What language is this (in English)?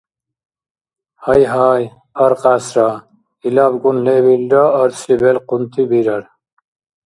Dargwa